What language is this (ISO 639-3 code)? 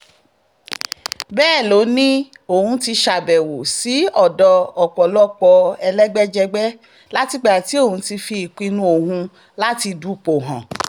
yor